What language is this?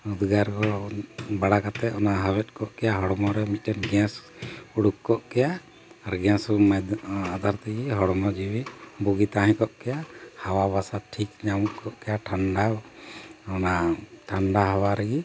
Santali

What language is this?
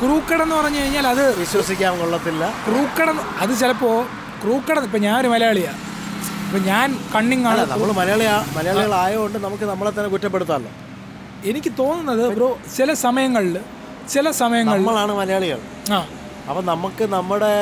Malayalam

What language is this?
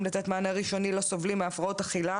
Hebrew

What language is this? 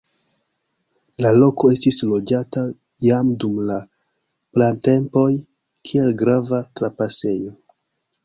Esperanto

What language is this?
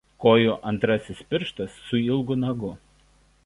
Lithuanian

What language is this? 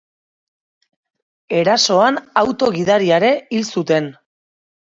Basque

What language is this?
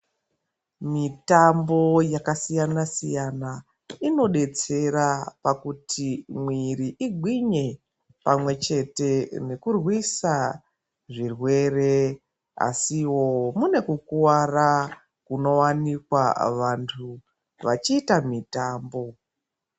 Ndau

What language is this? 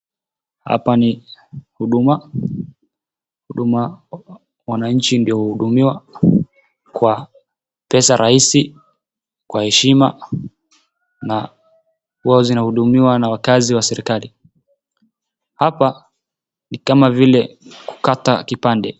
Swahili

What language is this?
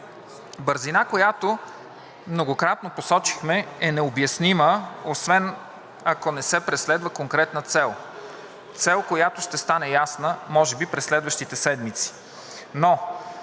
Bulgarian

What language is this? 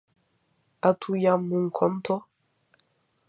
Interlingua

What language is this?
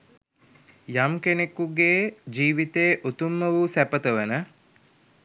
Sinhala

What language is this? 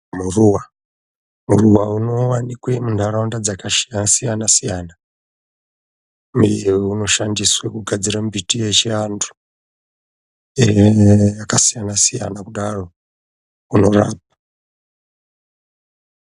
Ndau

